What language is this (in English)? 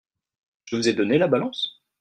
French